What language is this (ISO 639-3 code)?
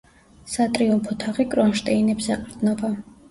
kat